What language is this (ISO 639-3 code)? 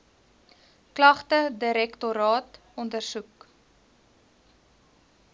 afr